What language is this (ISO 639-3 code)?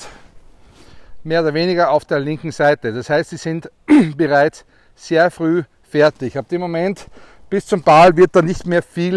deu